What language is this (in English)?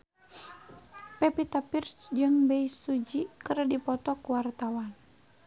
Sundanese